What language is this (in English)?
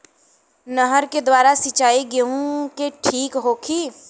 Bhojpuri